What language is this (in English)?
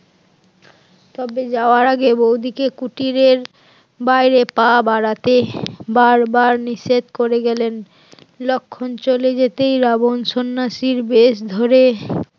Bangla